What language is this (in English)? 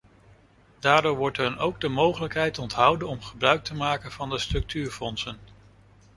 Dutch